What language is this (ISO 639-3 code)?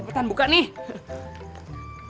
ind